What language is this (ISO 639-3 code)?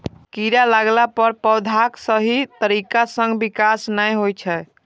mai